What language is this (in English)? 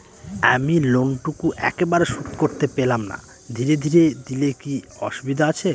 Bangla